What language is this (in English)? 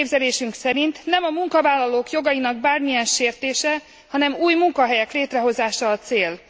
Hungarian